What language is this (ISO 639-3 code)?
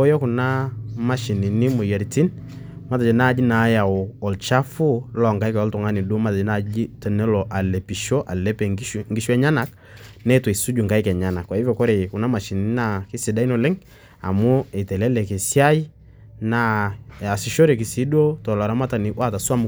mas